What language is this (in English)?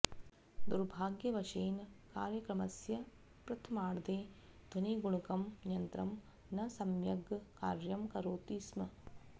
Sanskrit